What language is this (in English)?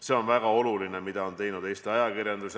Estonian